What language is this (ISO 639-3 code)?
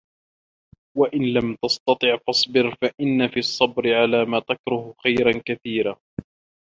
ara